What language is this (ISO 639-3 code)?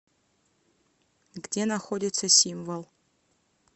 rus